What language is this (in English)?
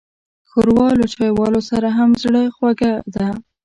Pashto